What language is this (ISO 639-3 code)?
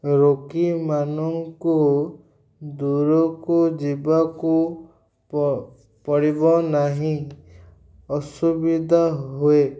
ori